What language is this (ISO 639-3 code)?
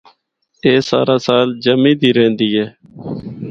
hno